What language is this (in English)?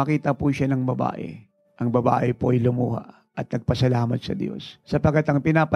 Filipino